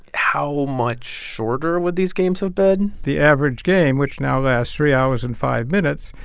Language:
English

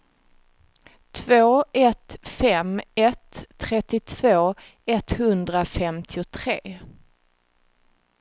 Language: Swedish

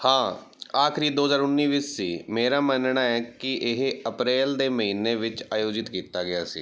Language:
Punjabi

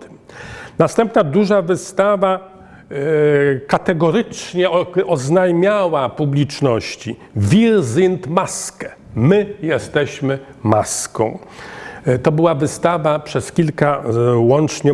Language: Polish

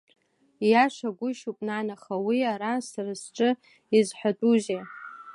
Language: Abkhazian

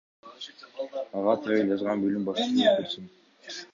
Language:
Kyrgyz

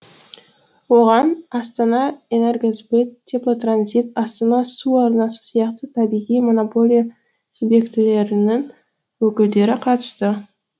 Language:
Kazakh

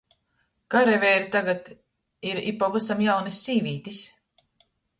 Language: Latgalian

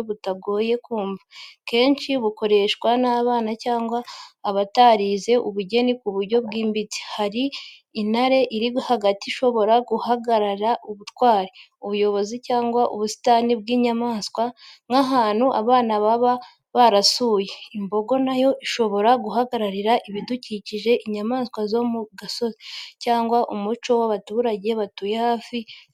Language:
Kinyarwanda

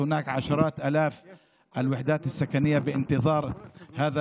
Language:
Hebrew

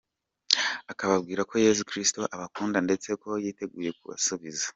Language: Kinyarwanda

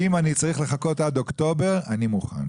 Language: Hebrew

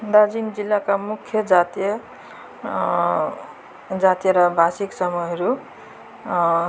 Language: Nepali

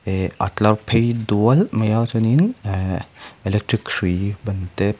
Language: Mizo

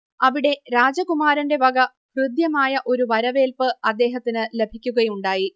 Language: Malayalam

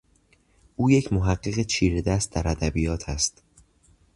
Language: Persian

